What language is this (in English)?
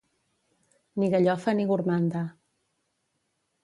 Catalan